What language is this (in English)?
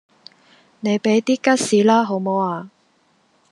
Cantonese